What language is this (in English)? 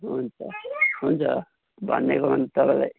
Nepali